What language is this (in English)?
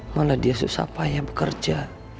Indonesian